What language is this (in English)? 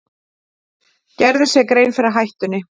Icelandic